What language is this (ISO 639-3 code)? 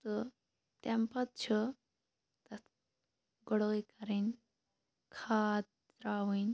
kas